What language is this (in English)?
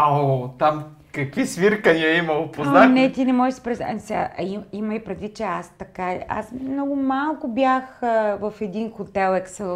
Bulgarian